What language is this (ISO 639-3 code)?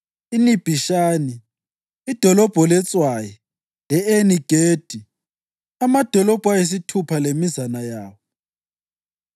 nde